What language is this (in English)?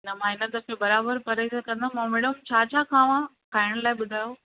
Sindhi